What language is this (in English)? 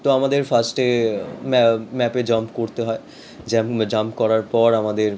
Bangla